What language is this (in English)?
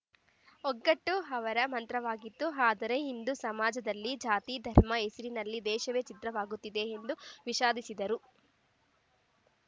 Kannada